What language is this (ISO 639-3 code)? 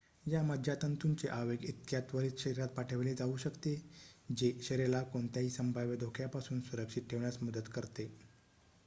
mar